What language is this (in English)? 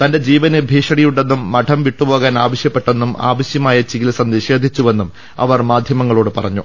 Malayalam